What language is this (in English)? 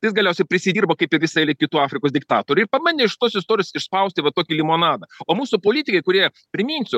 Lithuanian